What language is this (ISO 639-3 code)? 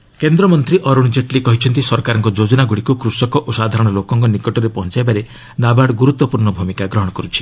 ori